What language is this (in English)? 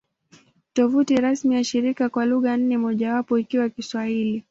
Swahili